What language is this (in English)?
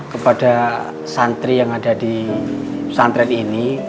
Indonesian